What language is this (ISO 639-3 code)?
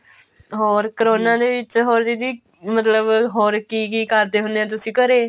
pan